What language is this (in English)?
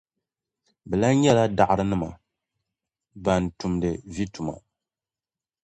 Dagbani